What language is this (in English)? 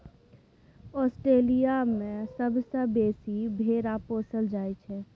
Maithili